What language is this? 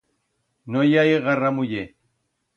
Aragonese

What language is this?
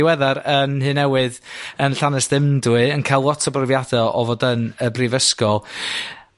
Welsh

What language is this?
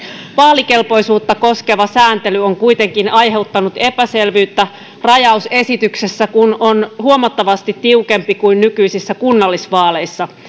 Finnish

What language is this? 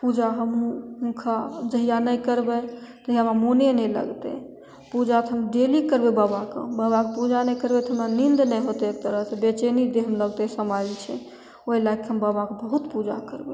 Maithili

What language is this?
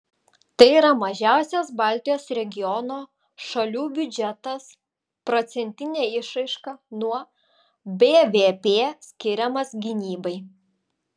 Lithuanian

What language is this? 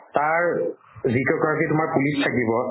Assamese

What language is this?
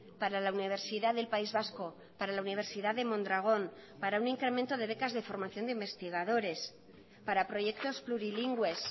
Spanish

